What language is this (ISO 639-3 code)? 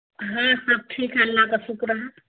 urd